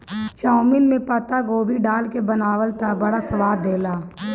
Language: Bhojpuri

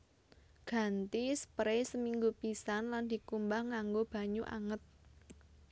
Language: Javanese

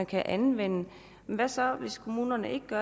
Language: Danish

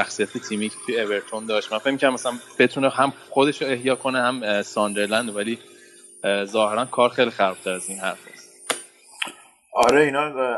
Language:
Persian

